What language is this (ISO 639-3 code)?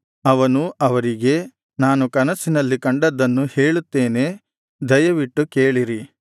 kan